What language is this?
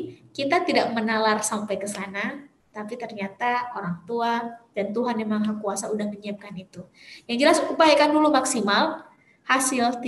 Indonesian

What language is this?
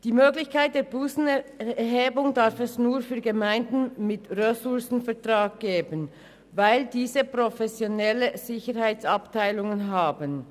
Swiss German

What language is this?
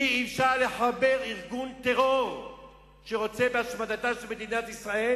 Hebrew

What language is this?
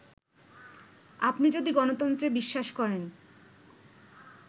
Bangla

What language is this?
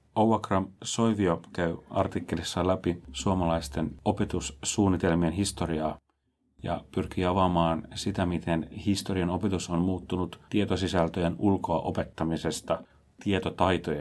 Finnish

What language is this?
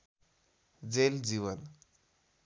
Nepali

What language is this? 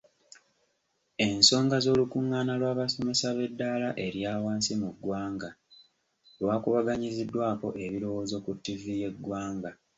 Ganda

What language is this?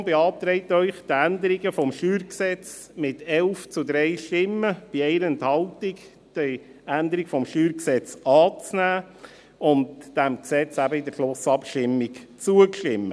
Swiss German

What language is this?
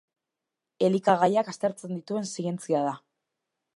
Basque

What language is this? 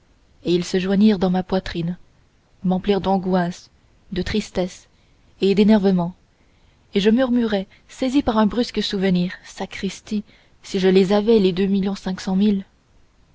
French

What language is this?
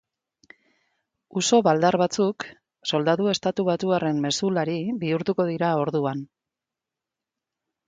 Basque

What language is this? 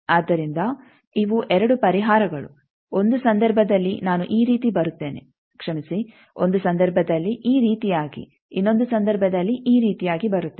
Kannada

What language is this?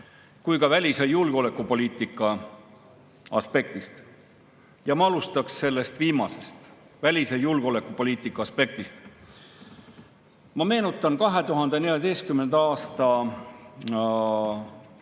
Estonian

